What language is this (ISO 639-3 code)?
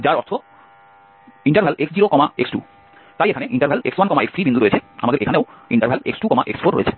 ben